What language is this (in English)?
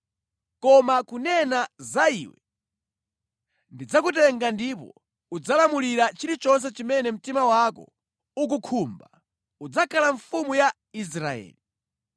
Nyanja